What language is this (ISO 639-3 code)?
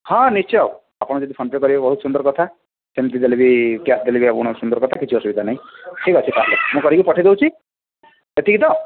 ori